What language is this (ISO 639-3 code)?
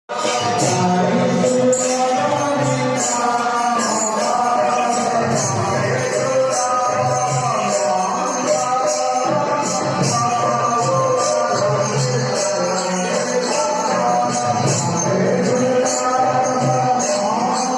ori